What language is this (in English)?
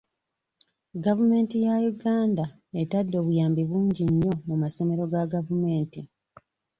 Ganda